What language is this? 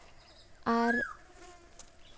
Santali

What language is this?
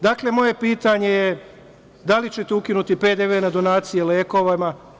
Serbian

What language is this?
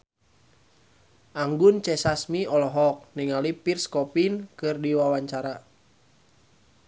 Sundanese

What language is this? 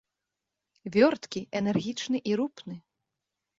Belarusian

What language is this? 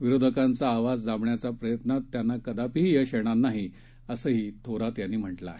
Marathi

